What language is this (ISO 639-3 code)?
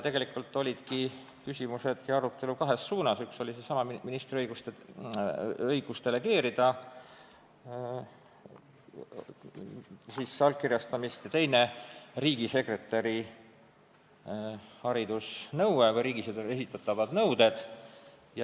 est